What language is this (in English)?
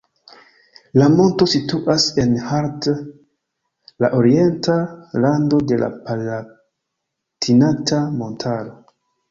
Esperanto